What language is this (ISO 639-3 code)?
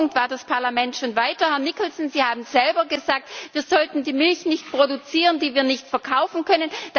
deu